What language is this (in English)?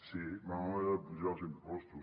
Catalan